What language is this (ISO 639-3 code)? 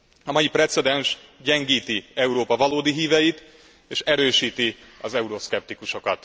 hun